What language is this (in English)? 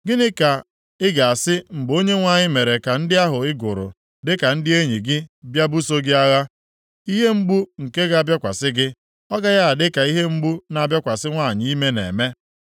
Igbo